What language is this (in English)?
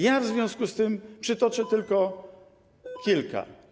Polish